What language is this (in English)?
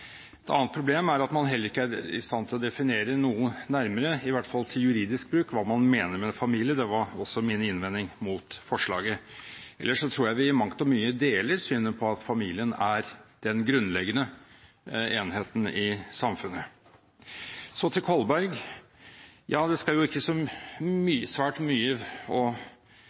Norwegian Bokmål